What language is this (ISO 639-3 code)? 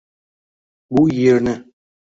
uzb